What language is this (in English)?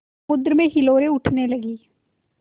Hindi